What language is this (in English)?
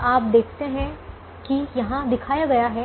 Hindi